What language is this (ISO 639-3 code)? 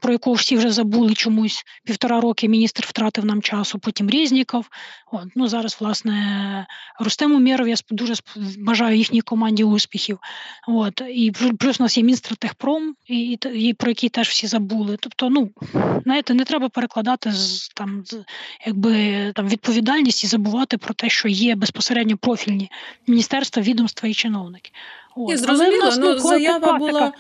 ukr